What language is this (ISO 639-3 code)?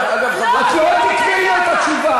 heb